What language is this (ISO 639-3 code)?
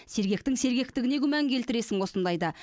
kaz